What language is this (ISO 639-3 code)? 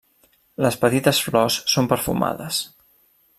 cat